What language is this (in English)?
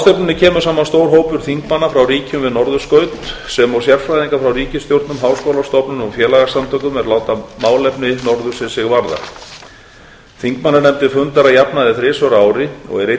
Icelandic